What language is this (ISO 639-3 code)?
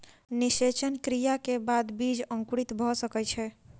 mai